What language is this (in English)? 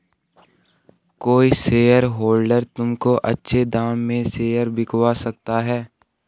Hindi